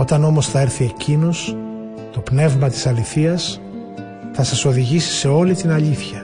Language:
Greek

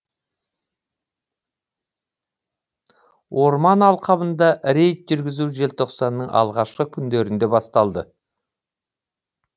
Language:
Kazakh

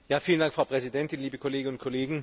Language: German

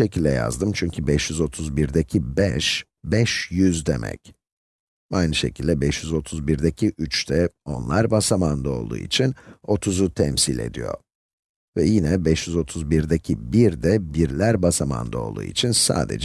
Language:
Turkish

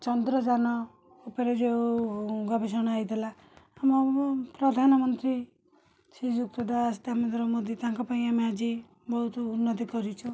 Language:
Odia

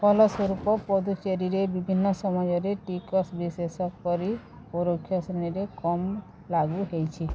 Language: Odia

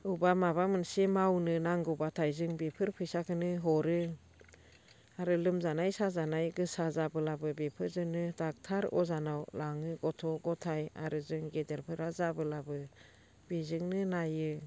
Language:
Bodo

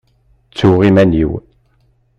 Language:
Kabyle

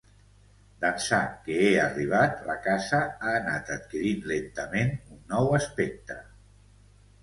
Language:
Catalan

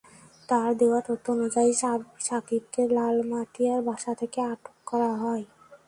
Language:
Bangla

